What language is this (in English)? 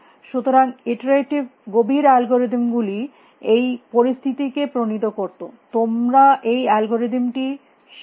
Bangla